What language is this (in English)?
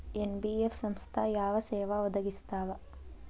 Kannada